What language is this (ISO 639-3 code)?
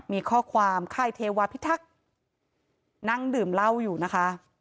tha